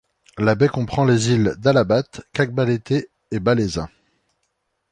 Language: French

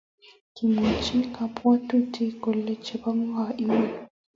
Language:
Kalenjin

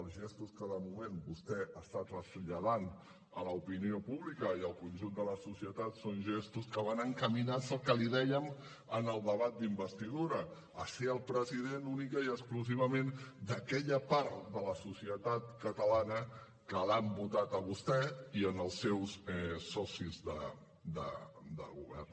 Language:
Catalan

